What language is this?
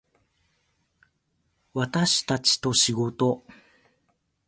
Japanese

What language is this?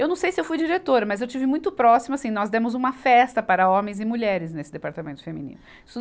Portuguese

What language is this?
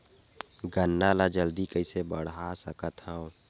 Chhattisgarhi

